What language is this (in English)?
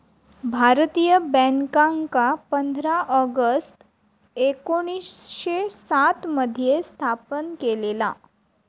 Marathi